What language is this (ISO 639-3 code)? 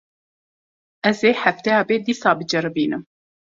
kur